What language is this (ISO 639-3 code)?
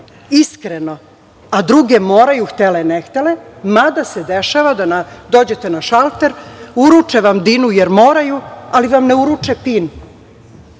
srp